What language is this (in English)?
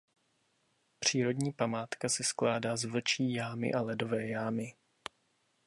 Czech